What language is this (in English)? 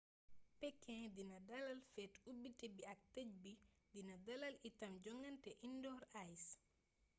Wolof